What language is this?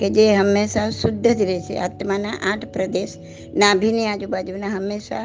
Gujarati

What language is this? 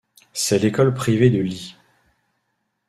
French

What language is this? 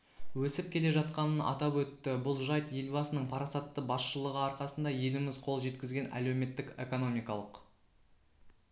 Kazakh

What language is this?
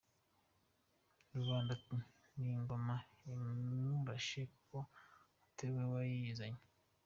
Kinyarwanda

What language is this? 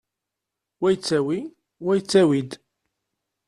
Kabyle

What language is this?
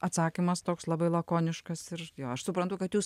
Lithuanian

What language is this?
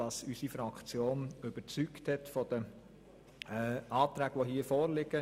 Swiss German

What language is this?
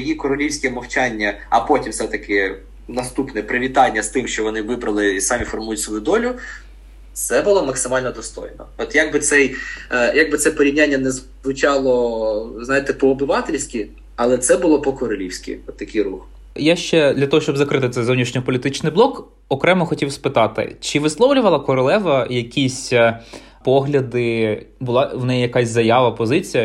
Ukrainian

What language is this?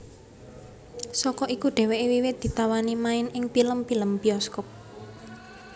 Javanese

